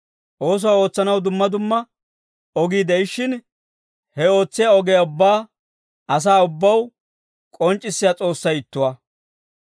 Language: Dawro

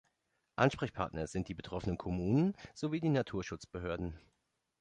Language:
German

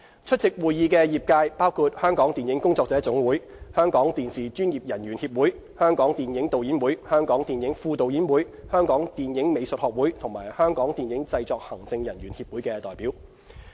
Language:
Cantonese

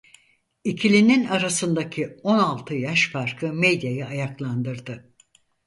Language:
Turkish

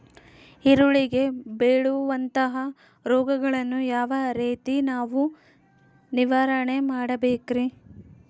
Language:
Kannada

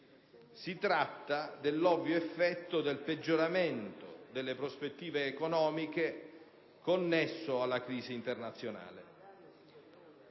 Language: Italian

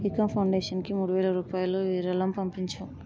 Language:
Telugu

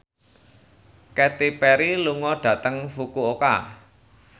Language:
Javanese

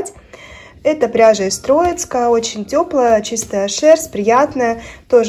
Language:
Russian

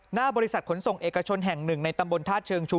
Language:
Thai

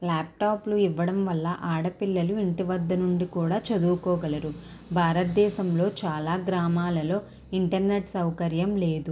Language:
Telugu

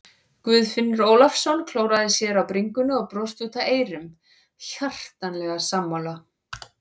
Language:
Icelandic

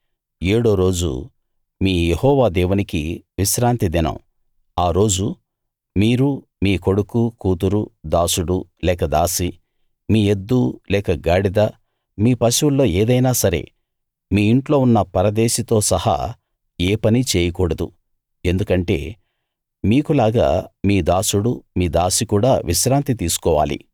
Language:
Telugu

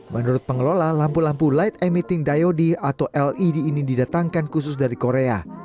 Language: Indonesian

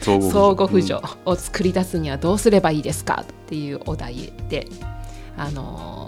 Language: Japanese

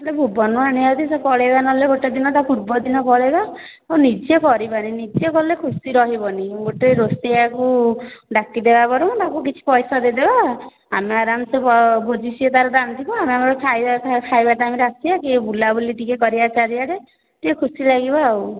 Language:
Odia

